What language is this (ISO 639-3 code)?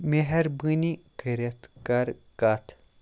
kas